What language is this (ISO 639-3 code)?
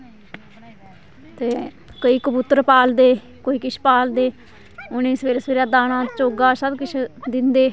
doi